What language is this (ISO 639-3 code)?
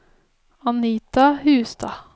nor